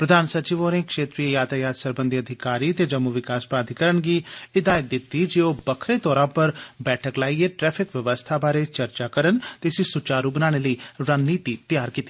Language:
Dogri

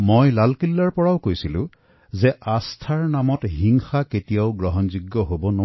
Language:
Assamese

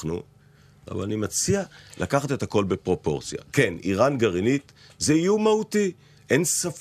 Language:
Hebrew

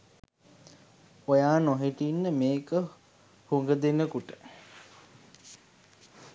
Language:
Sinhala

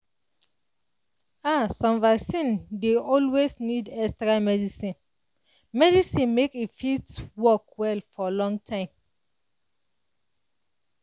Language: Nigerian Pidgin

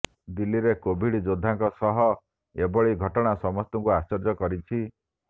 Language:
Odia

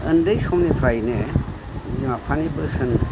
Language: Bodo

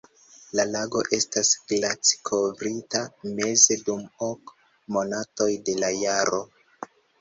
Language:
Esperanto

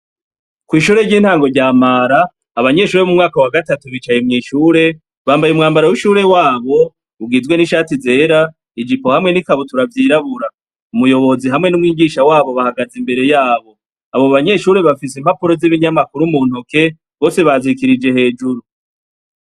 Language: Rundi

